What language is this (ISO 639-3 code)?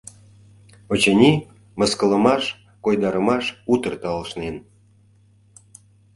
chm